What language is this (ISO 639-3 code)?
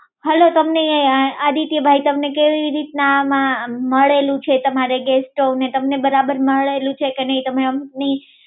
guj